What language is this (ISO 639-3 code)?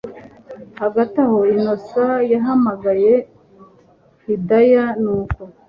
kin